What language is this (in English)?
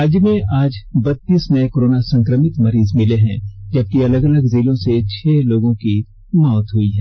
Hindi